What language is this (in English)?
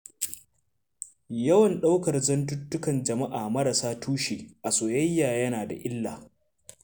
Hausa